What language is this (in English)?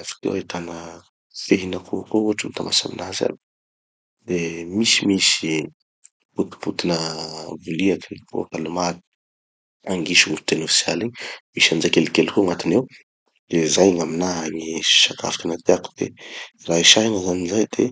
Tanosy Malagasy